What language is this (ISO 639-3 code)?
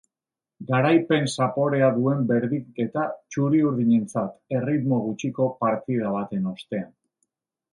eus